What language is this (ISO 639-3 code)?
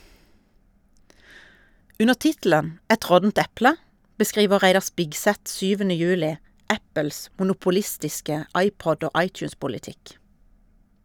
nor